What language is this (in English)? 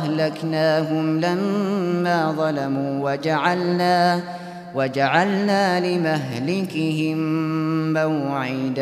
Arabic